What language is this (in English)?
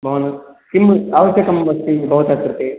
Sanskrit